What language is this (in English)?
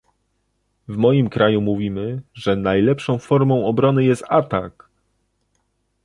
Polish